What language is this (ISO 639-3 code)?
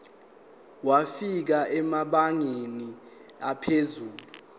zul